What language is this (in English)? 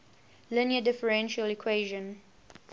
English